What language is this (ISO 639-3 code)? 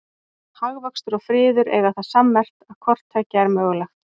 isl